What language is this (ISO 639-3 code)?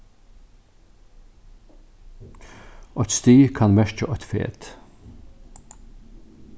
fao